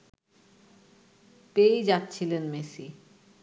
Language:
Bangla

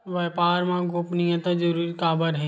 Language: Chhattisgarhi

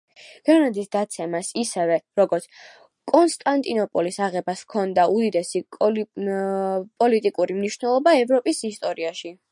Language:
Georgian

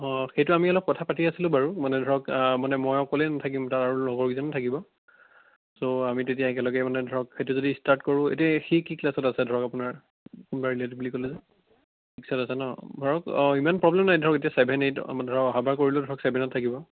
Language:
Assamese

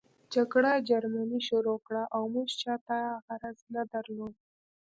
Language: Pashto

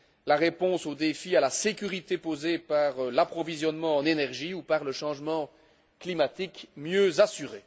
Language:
French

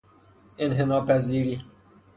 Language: Persian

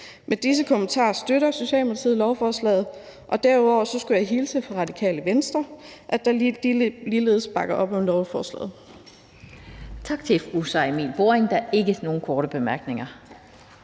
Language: Danish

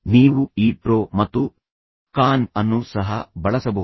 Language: Kannada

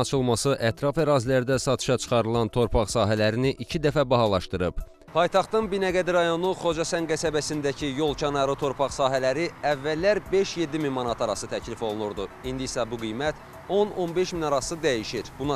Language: Turkish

